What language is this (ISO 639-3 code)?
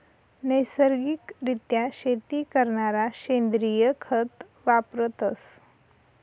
mar